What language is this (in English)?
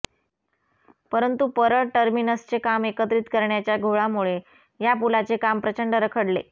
Marathi